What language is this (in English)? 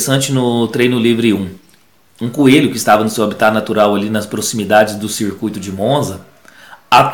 Portuguese